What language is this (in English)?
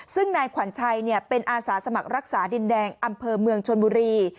Thai